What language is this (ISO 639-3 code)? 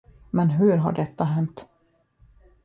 swe